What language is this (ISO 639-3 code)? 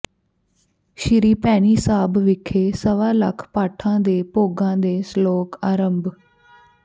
pan